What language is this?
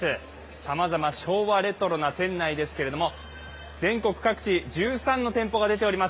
Japanese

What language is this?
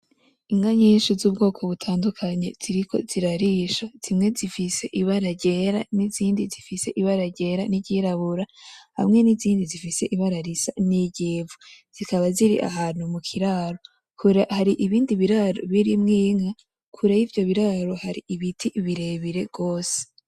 Rundi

